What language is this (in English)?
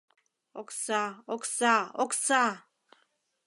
Mari